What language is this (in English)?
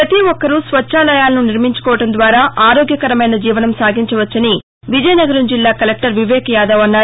Telugu